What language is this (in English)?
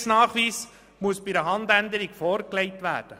Swiss German